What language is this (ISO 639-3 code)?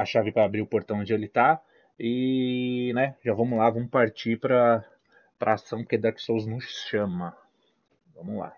por